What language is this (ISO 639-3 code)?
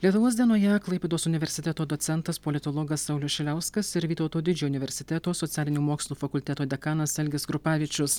lit